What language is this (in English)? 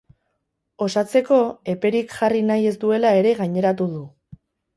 Basque